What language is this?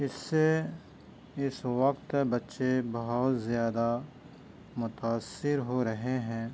Urdu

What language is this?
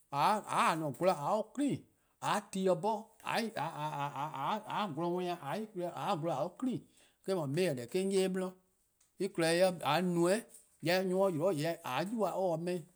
Eastern Krahn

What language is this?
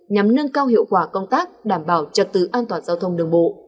Vietnamese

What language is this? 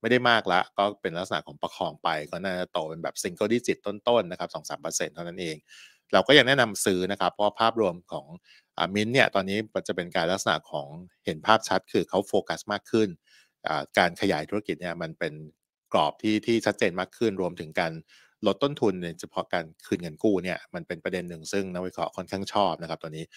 Thai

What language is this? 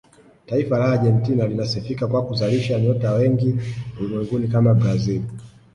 Swahili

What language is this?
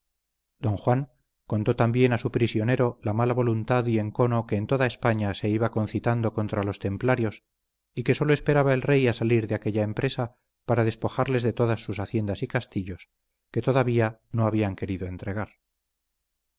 Spanish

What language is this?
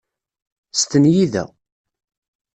Kabyle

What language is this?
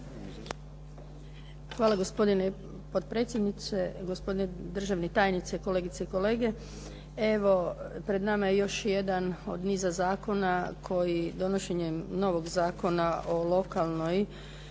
Croatian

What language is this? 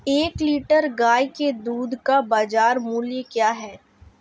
Hindi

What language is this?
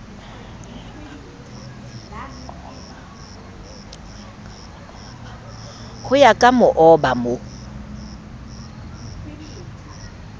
Southern Sotho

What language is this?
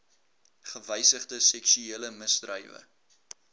Afrikaans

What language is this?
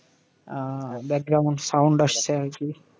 Bangla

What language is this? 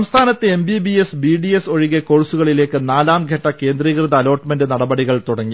Malayalam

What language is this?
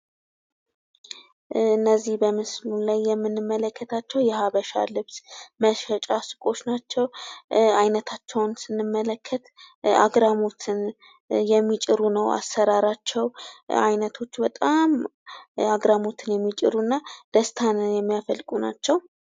Amharic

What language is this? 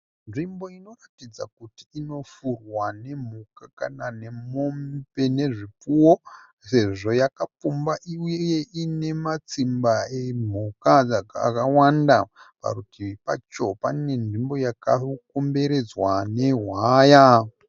Shona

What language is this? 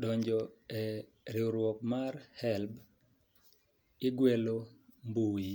Luo (Kenya and Tanzania)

